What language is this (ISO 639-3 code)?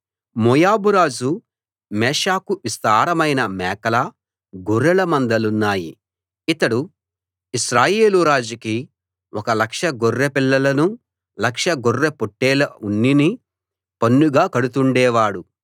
tel